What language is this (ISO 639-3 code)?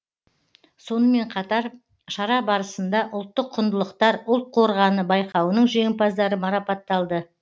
kaz